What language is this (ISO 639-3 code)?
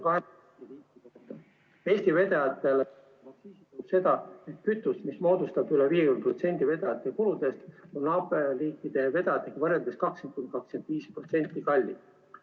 est